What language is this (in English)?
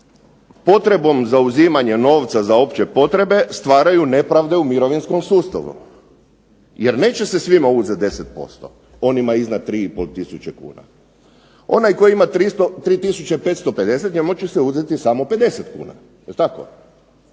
Croatian